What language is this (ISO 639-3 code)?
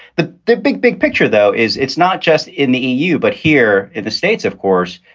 eng